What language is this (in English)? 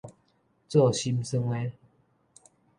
Min Nan Chinese